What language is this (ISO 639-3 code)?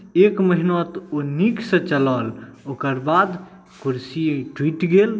mai